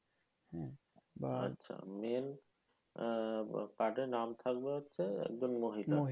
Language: Bangla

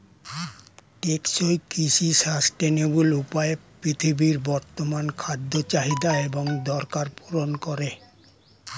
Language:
Bangla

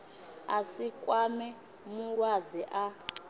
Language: Venda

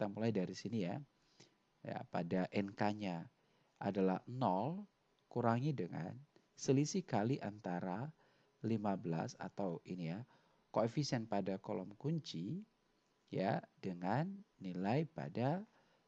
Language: Indonesian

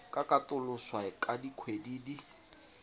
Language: Tswana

